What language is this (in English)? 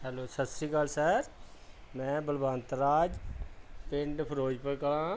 Punjabi